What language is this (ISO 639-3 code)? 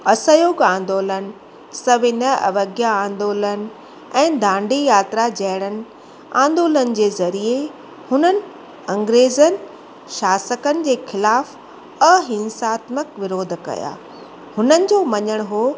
snd